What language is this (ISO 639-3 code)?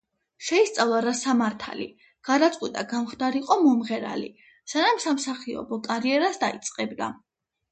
kat